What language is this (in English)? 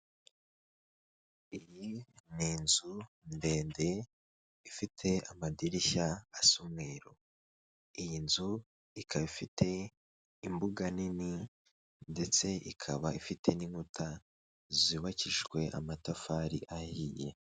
Kinyarwanda